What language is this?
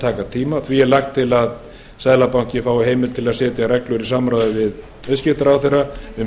Icelandic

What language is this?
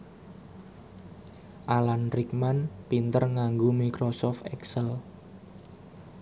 Javanese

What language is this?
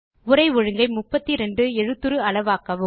Tamil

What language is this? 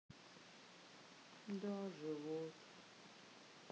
Russian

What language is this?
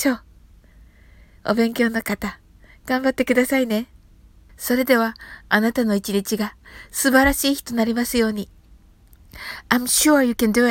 Japanese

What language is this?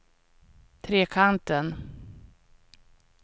Swedish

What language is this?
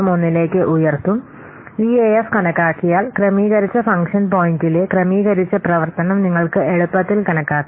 Malayalam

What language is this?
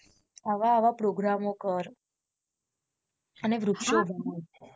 Gujarati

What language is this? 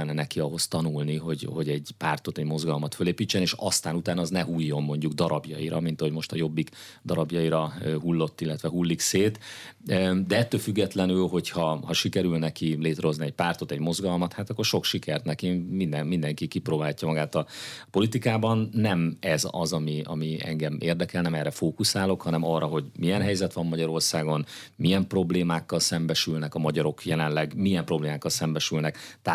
Hungarian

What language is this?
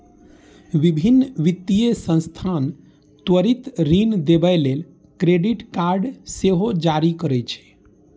Maithili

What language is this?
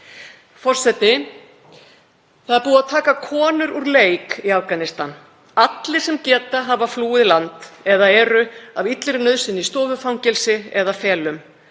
Icelandic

